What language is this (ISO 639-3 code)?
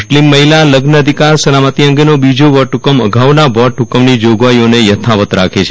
guj